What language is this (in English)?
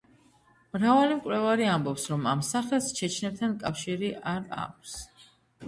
Georgian